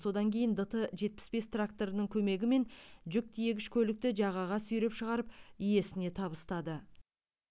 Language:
Kazakh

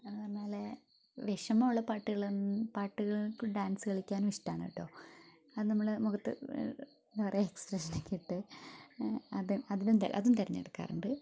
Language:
Malayalam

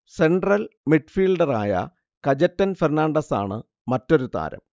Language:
Malayalam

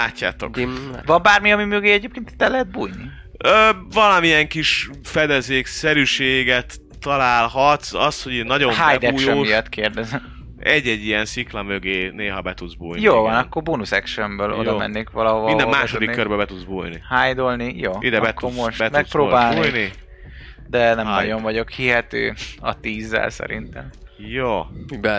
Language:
Hungarian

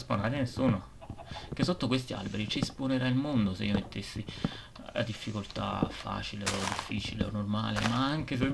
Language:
Italian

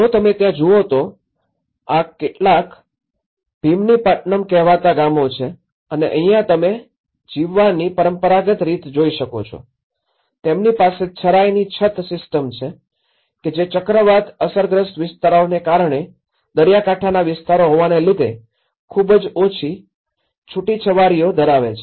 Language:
Gujarati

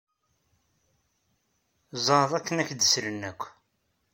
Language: Kabyle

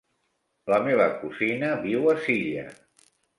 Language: Catalan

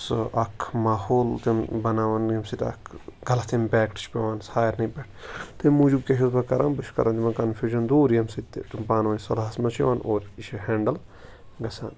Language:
Kashmiri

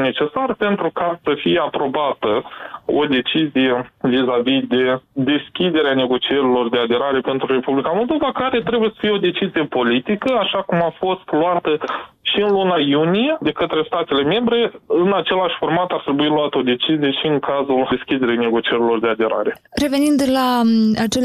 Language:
Romanian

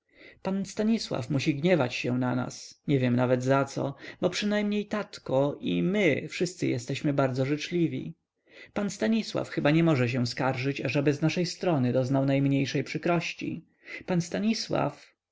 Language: Polish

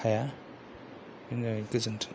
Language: Bodo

